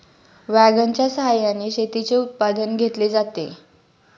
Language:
Marathi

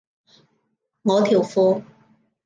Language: Cantonese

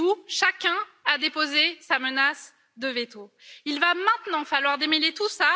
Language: French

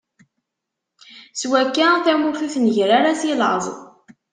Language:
Kabyle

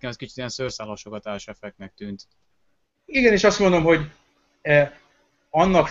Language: Hungarian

